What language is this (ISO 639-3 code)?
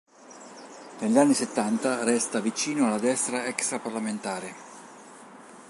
ita